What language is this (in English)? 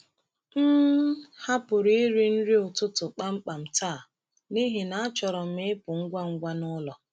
Igbo